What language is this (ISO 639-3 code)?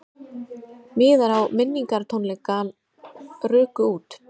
isl